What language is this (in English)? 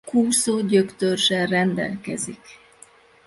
Hungarian